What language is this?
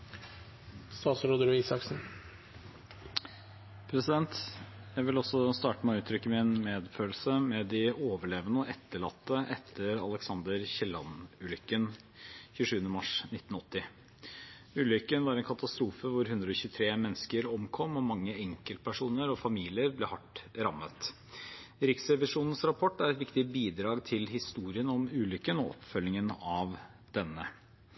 Norwegian Bokmål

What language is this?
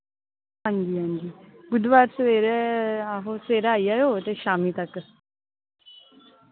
Dogri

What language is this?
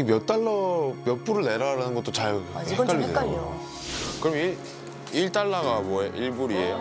Korean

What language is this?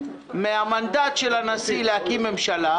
Hebrew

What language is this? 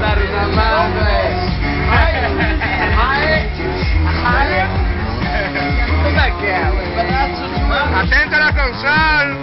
Spanish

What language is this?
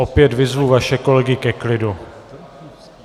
Czech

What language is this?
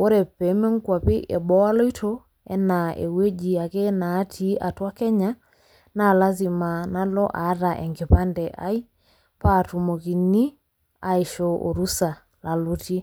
Masai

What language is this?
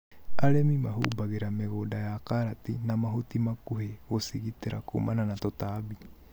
Kikuyu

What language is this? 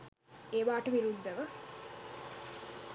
Sinhala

